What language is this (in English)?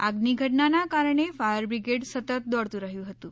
Gujarati